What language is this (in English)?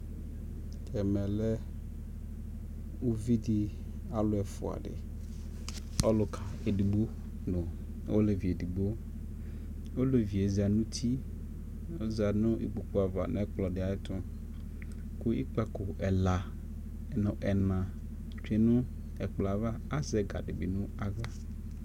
Ikposo